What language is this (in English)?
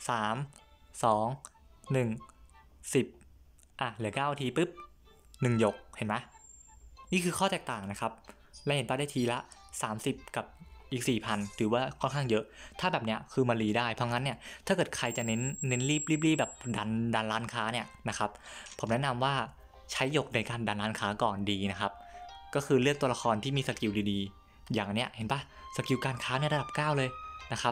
Thai